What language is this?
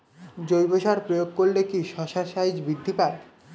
Bangla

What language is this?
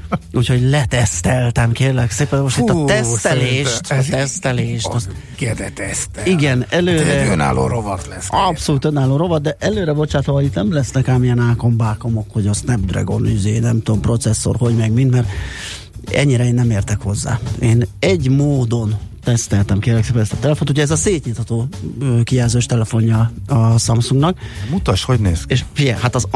Hungarian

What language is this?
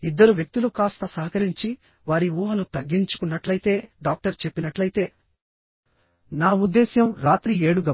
Telugu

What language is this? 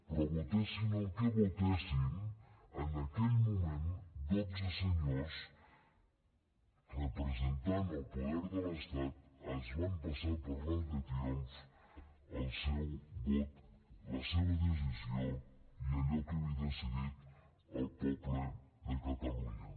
Catalan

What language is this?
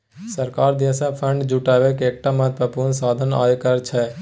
Maithili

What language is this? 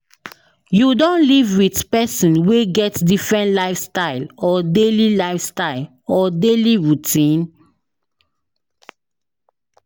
Nigerian Pidgin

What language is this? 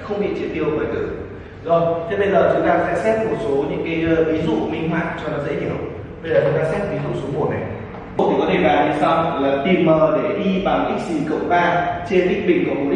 Vietnamese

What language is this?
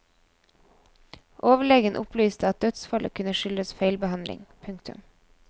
Norwegian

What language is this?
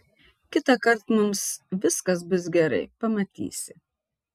Lithuanian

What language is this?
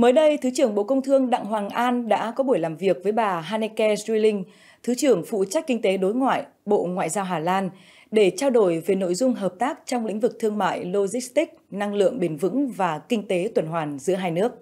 Vietnamese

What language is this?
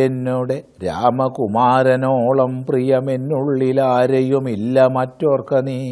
Malayalam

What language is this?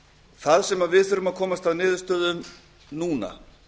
Icelandic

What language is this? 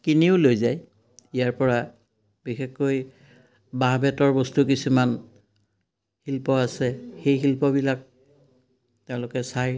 Assamese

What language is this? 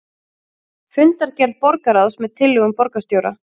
Icelandic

